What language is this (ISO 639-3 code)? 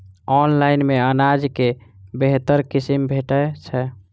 mai